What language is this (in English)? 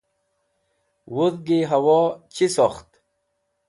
Wakhi